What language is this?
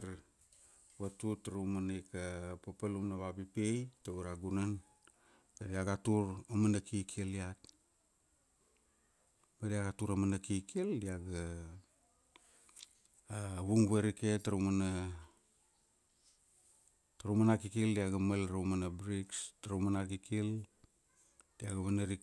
Kuanua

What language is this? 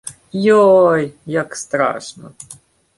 Ukrainian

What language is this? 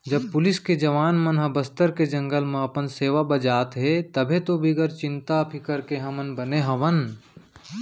Chhattisgarhi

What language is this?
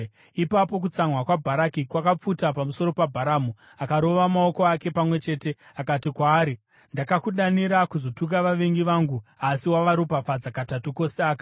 Shona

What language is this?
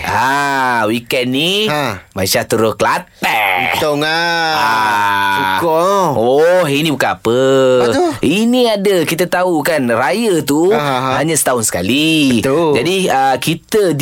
Malay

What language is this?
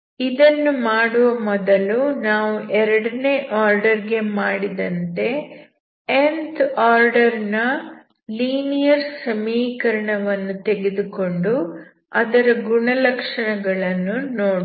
Kannada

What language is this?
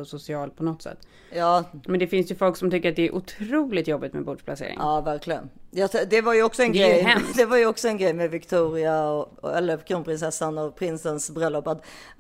Swedish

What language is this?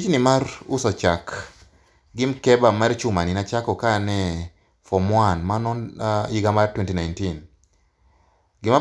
Luo (Kenya and Tanzania)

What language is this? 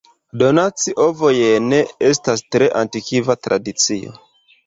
Esperanto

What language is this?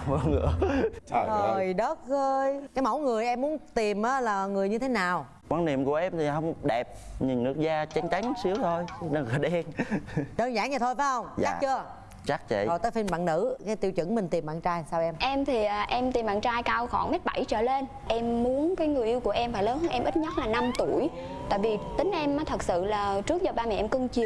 Vietnamese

